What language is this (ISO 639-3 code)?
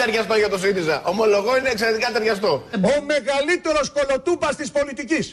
ell